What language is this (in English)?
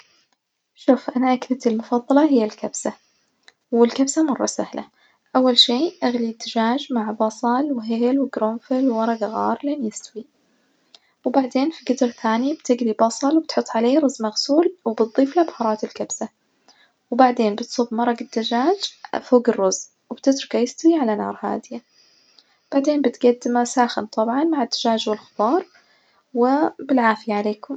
Najdi Arabic